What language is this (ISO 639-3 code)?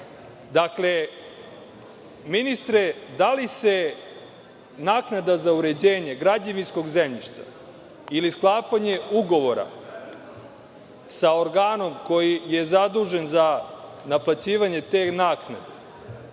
srp